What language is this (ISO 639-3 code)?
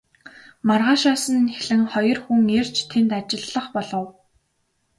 mon